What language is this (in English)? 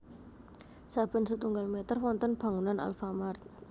Javanese